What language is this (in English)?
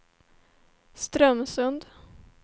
Swedish